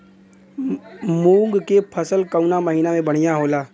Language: Bhojpuri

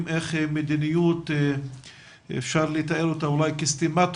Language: Hebrew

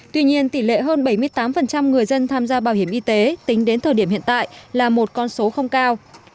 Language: Vietnamese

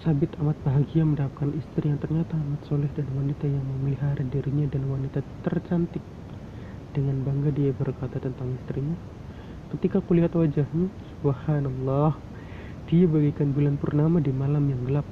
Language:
Indonesian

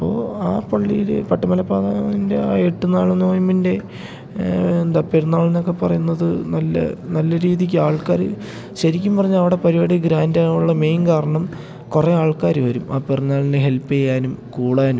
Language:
Malayalam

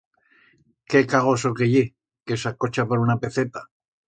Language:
Aragonese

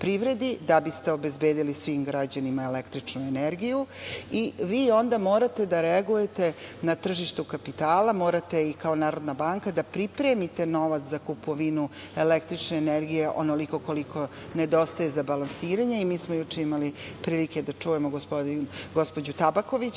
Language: Serbian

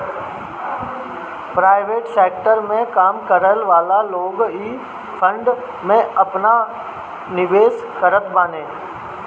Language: Bhojpuri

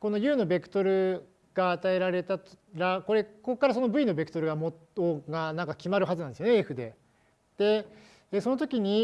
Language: Japanese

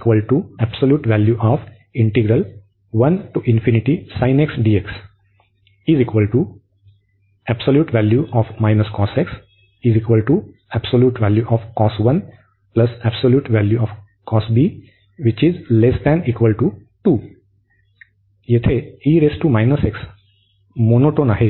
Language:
Marathi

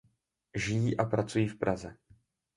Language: Czech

